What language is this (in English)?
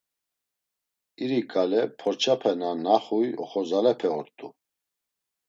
Laz